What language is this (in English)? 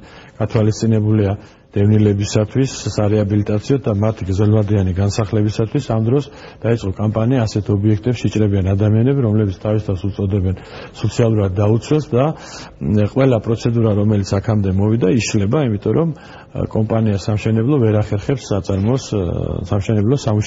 Romanian